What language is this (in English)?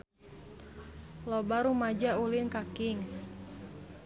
Sundanese